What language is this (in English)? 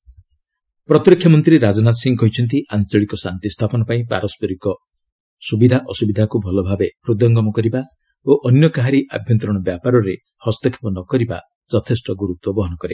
Odia